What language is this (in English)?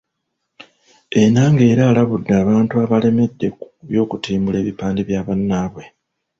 Ganda